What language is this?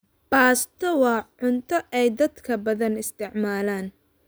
Somali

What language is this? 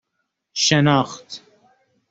Persian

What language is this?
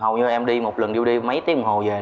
Vietnamese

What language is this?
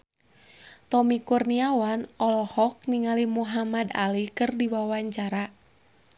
Sundanese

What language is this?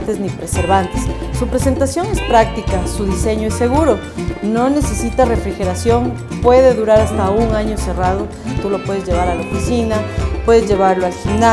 Spanish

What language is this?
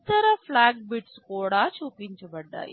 Telugu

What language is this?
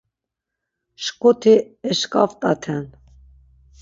Laz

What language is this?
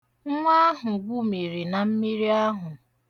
Igbo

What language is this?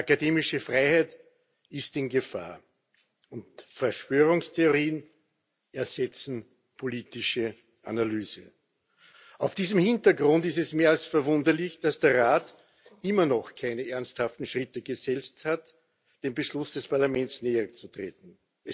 German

